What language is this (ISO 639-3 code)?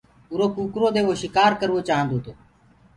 ggg